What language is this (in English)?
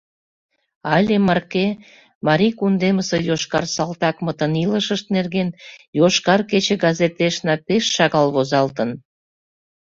Mari